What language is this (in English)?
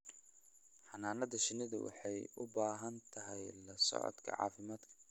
Somali